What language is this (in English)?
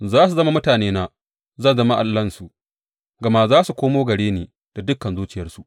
Hausa